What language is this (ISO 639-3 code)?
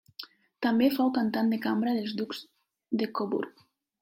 cat